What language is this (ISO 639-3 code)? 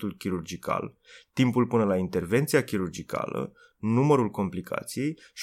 ron